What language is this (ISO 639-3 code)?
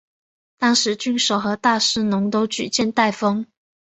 zho